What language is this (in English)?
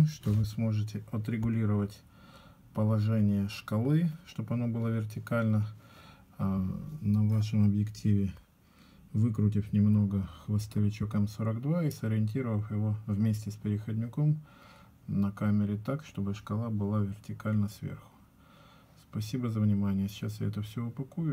Russian